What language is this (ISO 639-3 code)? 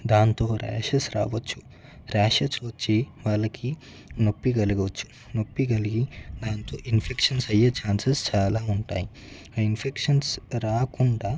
tel